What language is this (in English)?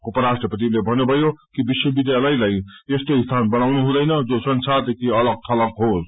Nepali